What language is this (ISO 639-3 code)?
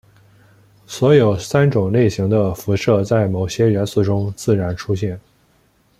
zho